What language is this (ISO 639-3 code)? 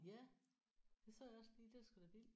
dan